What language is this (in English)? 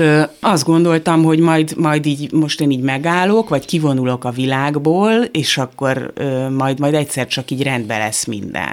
Hungarian